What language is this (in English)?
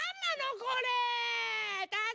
Japanese